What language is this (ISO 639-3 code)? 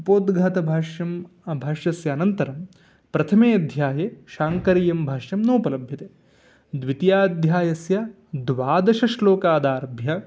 san